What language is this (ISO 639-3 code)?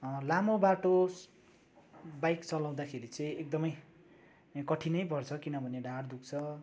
nep